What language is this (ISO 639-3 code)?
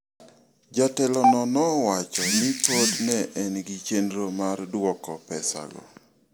luo